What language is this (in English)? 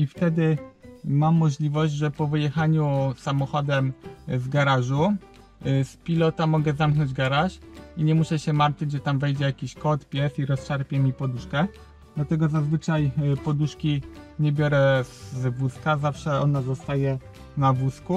Polish